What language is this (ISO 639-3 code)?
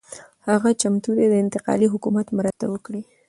pus